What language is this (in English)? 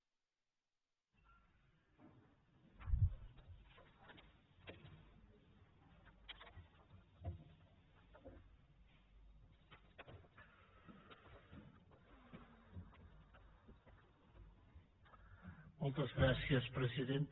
Catalan